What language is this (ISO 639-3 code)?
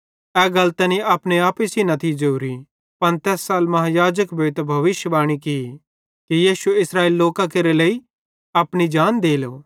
bhd